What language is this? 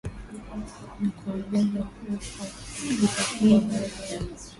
Swahili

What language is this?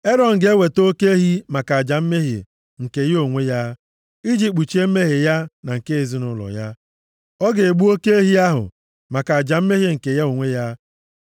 Igbo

